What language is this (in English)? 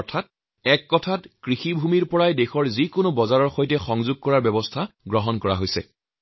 Assamese